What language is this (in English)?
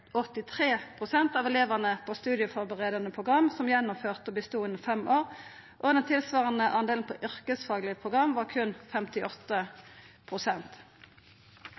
Norwegian Nynorsk